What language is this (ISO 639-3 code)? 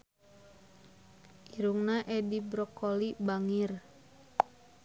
sun